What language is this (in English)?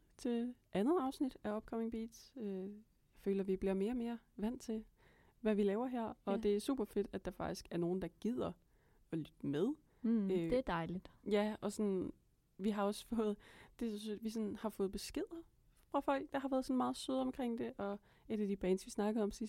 Danish